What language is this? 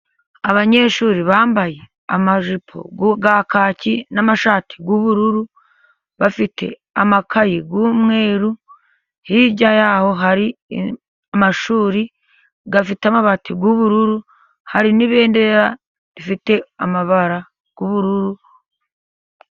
Kinyarwanda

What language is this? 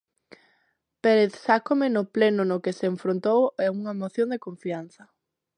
Galician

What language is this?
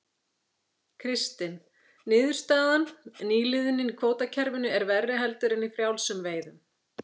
Icelandic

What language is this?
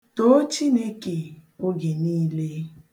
Igbo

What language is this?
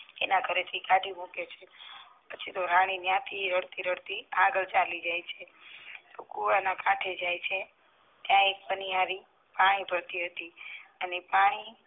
Gujarati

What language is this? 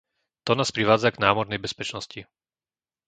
Slovak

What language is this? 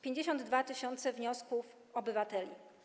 Polish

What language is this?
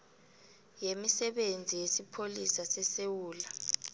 South Ndebele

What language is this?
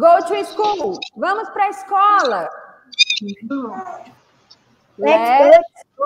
Portuguese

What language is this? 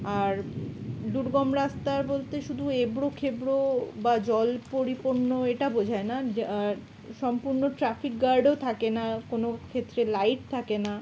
Bangla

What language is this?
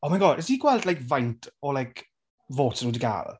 Welsh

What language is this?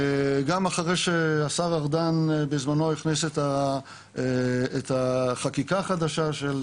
Hebrew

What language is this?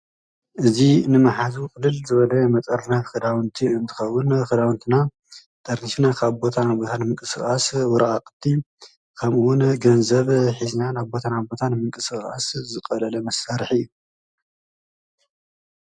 Tigrinya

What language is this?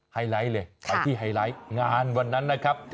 Thai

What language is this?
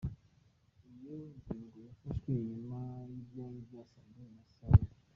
Kinyarwanda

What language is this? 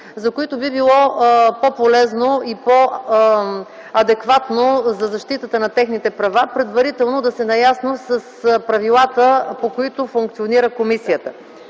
Bulgarian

